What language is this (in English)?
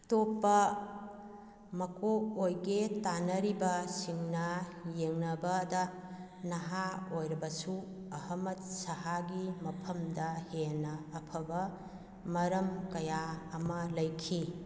Manipuri